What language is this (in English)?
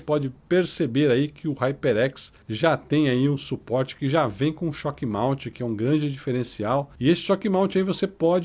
Portuguese